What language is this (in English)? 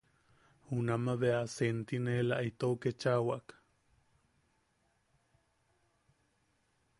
Yaqui